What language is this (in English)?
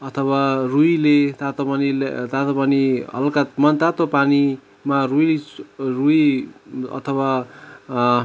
Nepali